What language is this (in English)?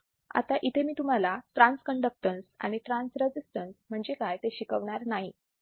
Marathi